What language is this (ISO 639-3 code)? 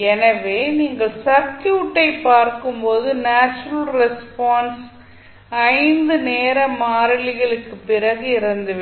tam